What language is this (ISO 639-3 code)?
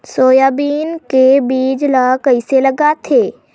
hne